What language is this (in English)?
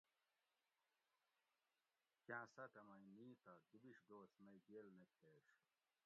Gawri